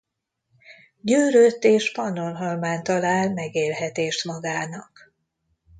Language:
Hungarian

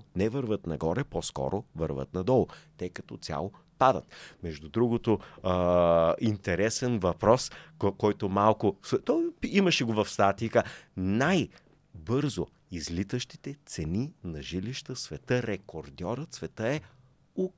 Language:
Bulgarian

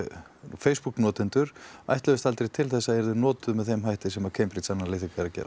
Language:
Icelandic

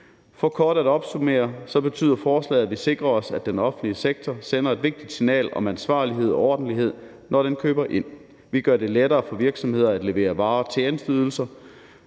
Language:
Danish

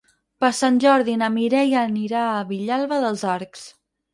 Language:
Catalan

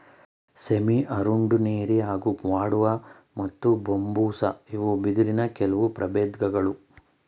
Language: Kannada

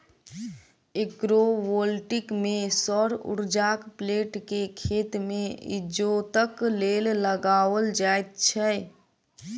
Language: Maithili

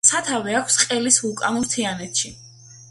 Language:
Georgian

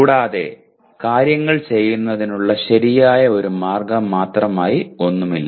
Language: Malayalam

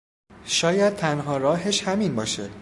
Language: Persian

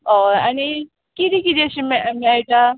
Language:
Konkani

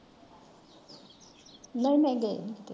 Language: Punjabi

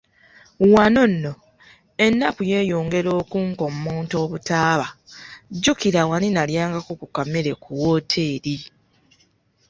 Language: Ganda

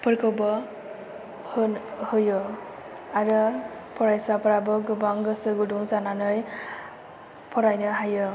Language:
Bodo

